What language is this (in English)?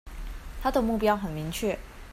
Chinese